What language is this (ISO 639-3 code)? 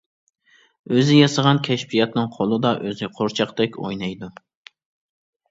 uig